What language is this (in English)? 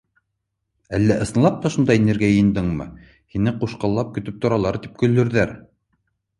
Bashkir